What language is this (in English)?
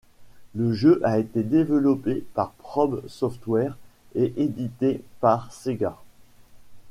French